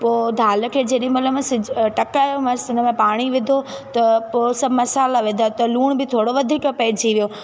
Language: Sindhi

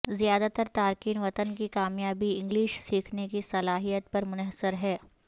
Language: Urdu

